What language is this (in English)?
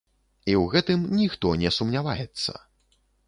Belarusian